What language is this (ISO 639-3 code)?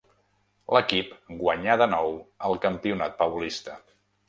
cat